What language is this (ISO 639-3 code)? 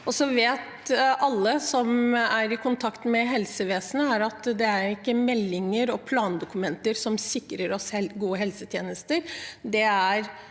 nor